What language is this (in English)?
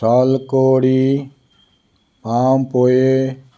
Konkani